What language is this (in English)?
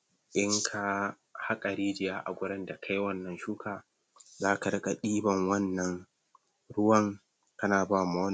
Hausa